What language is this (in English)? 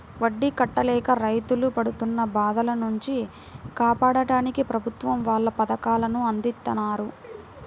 Telugu